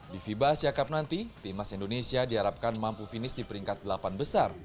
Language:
Indonesian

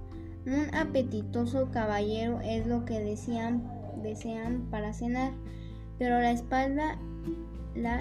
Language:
Spanish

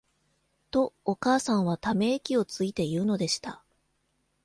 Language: Japanese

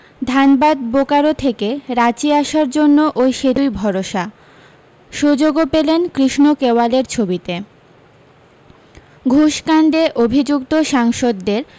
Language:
Bangla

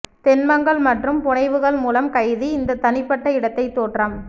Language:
Tamil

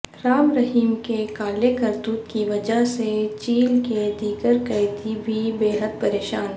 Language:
Urdu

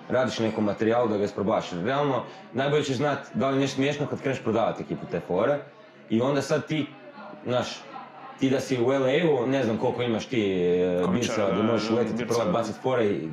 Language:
Croatian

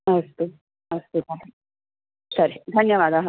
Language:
Sanskrit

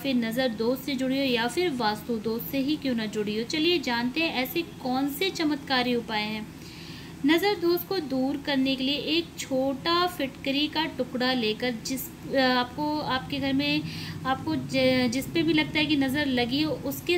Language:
Hindi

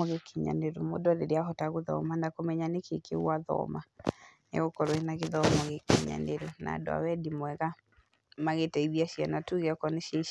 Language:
Kikuyu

